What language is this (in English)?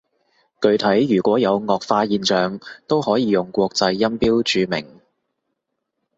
Cantonese